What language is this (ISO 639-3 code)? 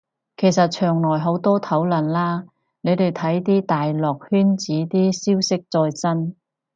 yue